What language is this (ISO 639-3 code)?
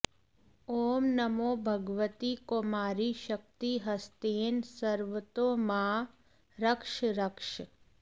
san